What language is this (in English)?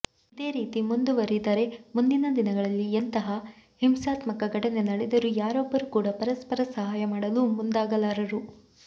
Kannada